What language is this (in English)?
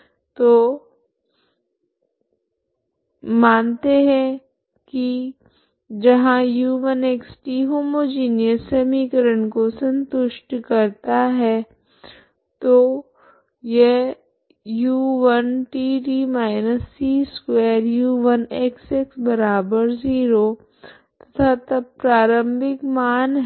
Hindi